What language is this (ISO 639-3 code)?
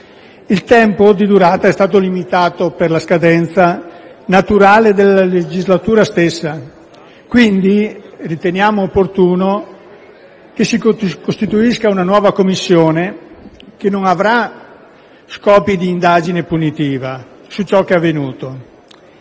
ita